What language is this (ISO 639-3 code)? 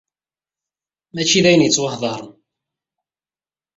kab